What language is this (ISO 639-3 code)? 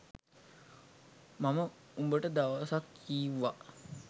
sin